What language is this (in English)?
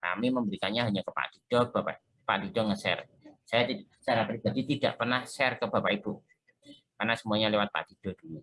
Indonesian